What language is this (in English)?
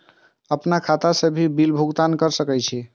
Maithili